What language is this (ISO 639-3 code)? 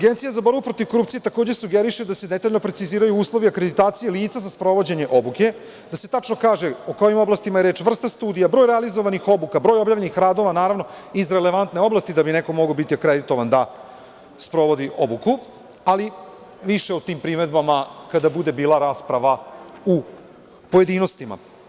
srp